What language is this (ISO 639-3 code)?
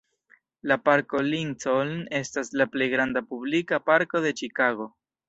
epo